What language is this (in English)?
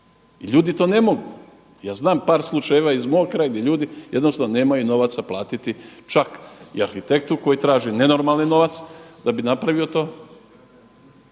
Croatian